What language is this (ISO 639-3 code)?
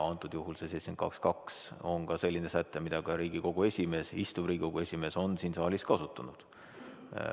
est